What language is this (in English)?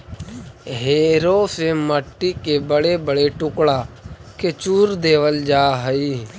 Magahi